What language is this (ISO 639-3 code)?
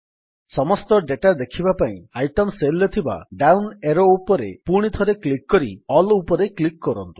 ori